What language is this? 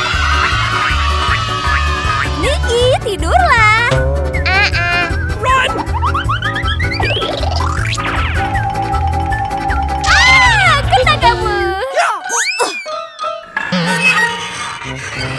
Indonesian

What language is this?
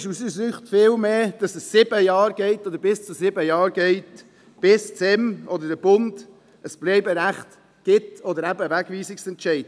Swiss German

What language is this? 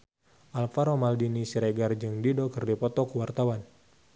Sundanese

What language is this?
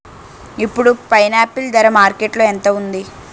Telugu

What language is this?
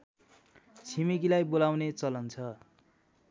Nepali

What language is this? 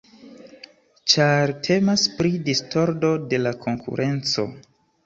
Esperanto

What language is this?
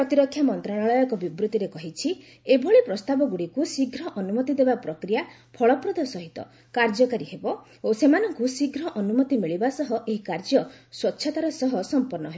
Odia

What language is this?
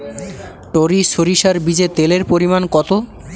Bangla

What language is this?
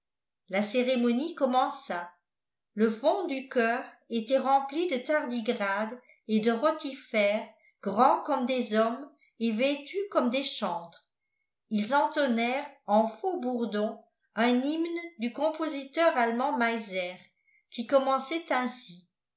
French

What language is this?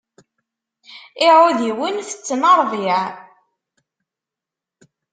Kabyle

